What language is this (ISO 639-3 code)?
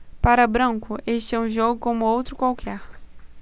por